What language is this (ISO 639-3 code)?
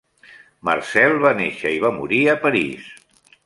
cat